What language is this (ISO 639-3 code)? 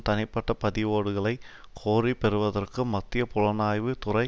tam